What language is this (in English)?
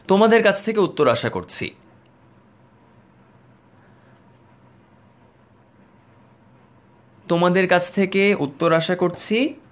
Bangla